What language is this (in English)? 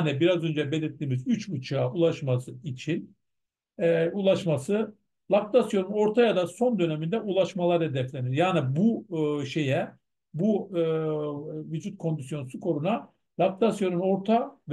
Turkish